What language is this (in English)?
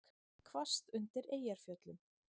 Icelandic